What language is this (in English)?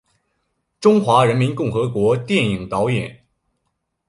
Chinese